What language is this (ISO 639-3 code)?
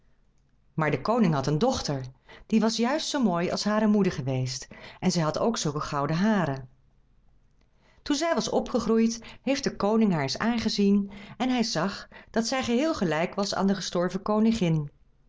nld